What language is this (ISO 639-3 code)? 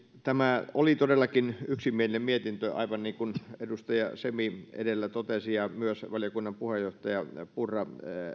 fin